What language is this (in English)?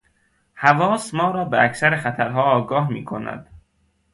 Persian